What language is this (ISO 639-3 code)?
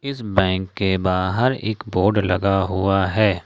hin